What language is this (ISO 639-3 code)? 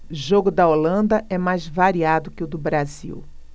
por